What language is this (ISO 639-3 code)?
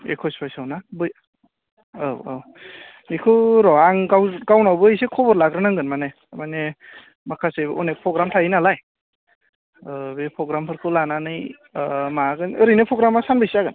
brx